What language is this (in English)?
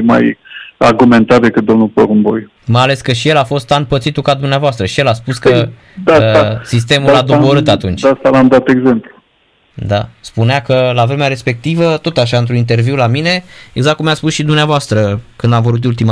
Romanian